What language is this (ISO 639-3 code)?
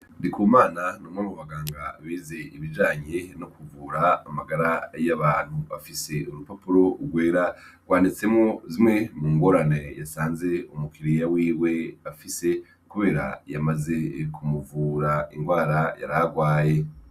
run